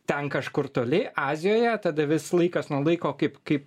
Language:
Lithuanian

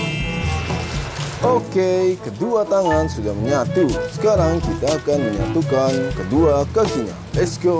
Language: Indonesian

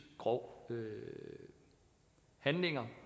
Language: Danish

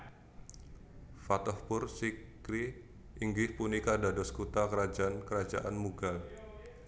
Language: Javanese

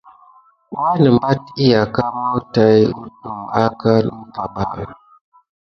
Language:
Gidar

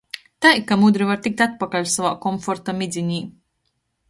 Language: Latgalian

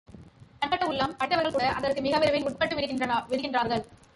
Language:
Tamil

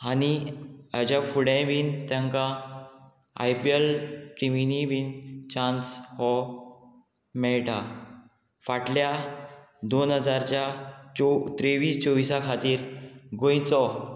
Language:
Konkani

